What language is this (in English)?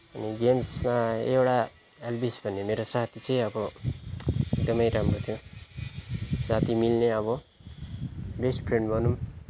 Nepali